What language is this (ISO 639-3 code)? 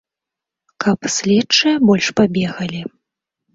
bel